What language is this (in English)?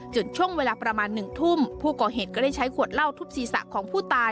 Thai